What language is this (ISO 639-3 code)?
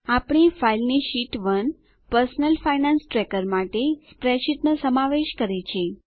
guj